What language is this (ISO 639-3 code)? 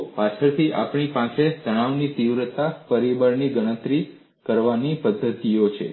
guj